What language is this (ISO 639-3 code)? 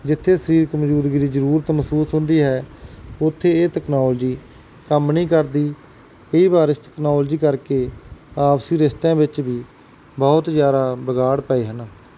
pan